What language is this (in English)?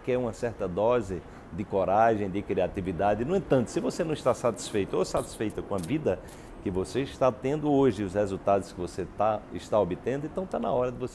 Portuguese